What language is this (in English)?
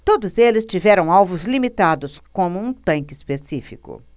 Portuguese